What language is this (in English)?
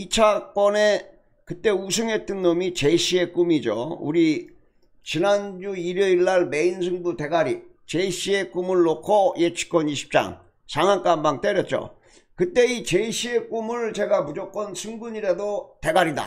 Korean